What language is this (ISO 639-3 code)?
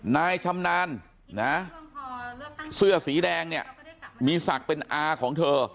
tha